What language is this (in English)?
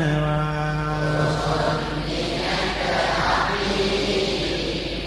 Indonesian